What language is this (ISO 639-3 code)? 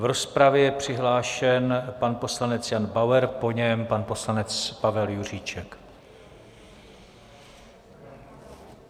ces